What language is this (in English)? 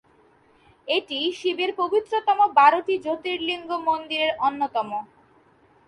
Bangla